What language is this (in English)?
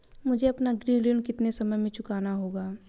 Hindi